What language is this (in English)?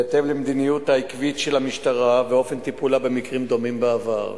Hebrew